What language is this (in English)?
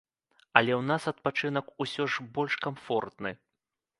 Belarusian